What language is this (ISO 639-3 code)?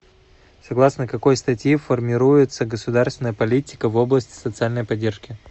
rus